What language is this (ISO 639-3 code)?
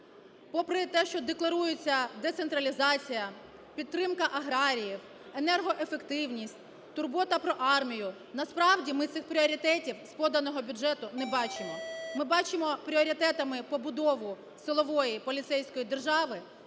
ukr